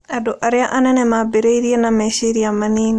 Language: Kikuyu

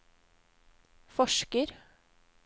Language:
Norwegian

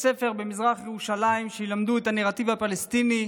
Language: Hebrew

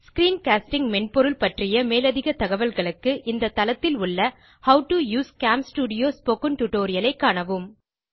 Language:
Tamil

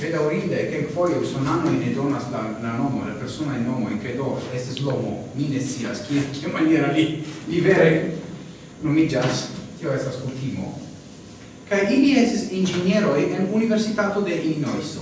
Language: Italian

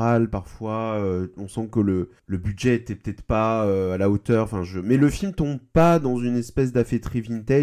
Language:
French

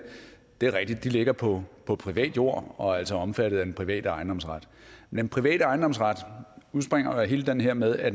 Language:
Danish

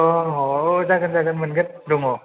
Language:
Bodo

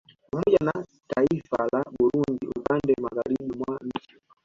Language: Swahili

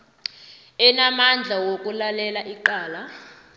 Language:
South Ndebele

